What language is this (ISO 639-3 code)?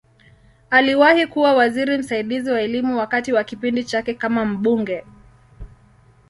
swa